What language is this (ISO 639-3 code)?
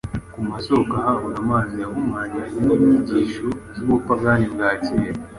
kin